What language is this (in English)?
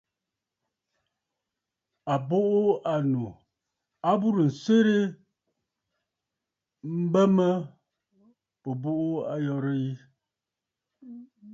Bafut